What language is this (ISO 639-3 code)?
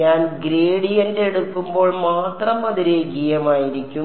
mal